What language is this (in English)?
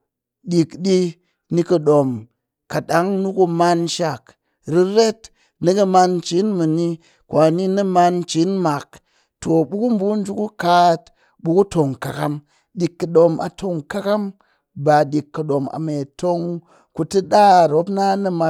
Cakfem-Mushere